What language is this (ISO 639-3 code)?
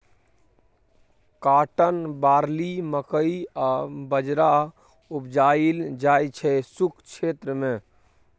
mai